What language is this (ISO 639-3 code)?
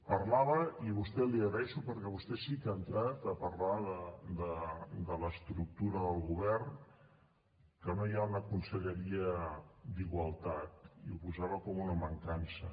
cat